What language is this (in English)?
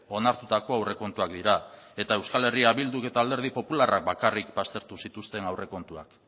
Basque